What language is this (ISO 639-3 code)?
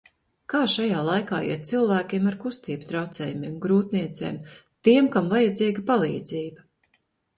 lav